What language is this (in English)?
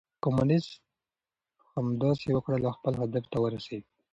Pashto